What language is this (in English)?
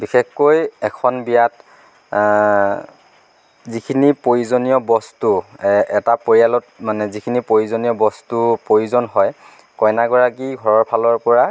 Assamese